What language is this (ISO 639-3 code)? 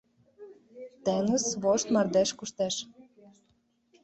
chm